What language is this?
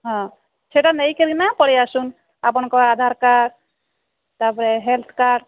Odia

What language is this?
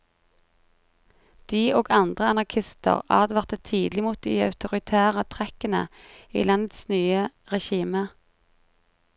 Norwegian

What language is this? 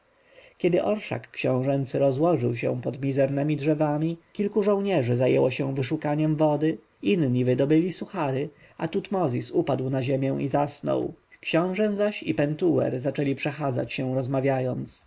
Polish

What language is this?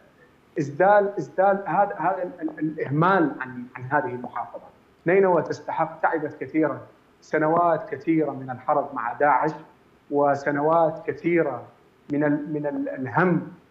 Arabic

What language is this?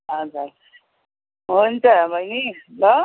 Nepali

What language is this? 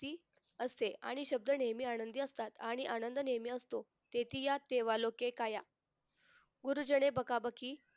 Marathi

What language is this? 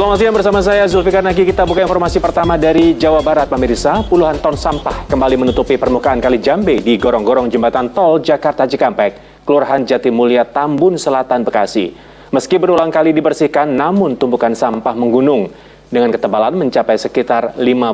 Indonesian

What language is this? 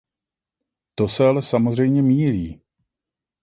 Czech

